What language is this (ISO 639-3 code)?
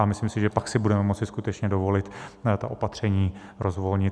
ces